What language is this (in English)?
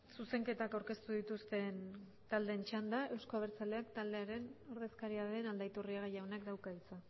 Basque